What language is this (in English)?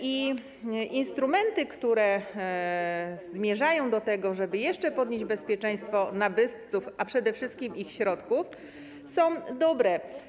Polish